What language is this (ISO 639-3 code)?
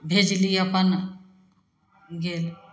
mai